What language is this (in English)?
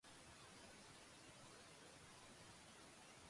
Japanese